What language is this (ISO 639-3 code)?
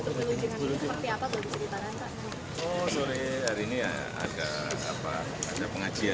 ind